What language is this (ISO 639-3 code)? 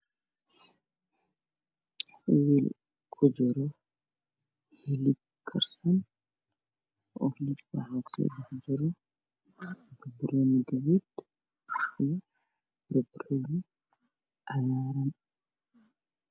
som